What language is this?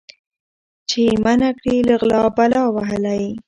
Pashto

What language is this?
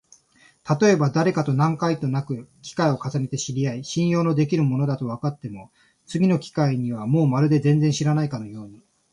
Japanese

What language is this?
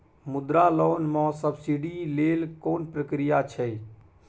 Maithili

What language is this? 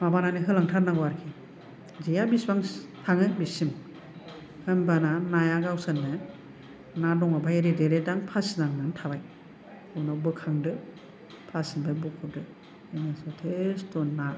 Bodo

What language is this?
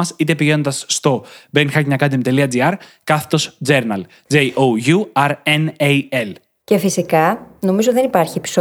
Greek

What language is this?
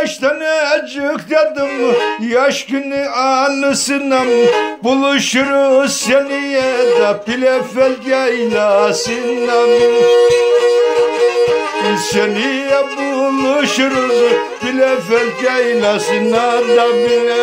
Turkish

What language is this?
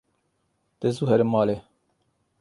Kurdish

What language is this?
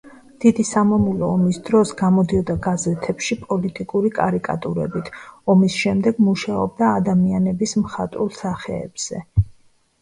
Georgian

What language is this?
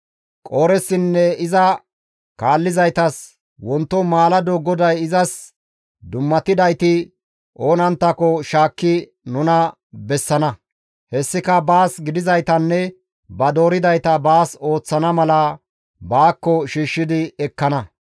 Gamo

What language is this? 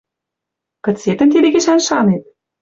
Western Mari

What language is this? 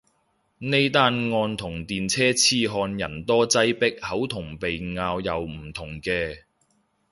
Cantonese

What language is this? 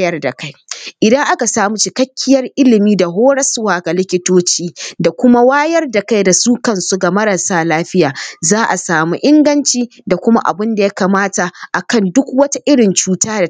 Hausa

